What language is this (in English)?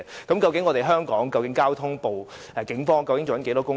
Cantonese